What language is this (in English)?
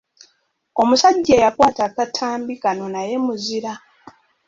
Ganda